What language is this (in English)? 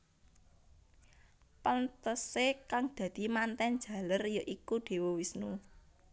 Javanese